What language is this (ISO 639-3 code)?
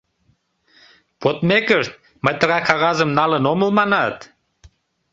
chm